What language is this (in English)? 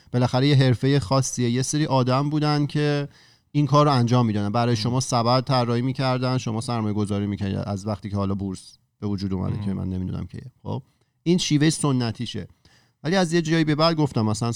Persian